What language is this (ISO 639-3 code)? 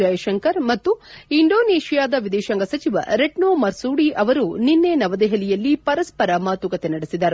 kan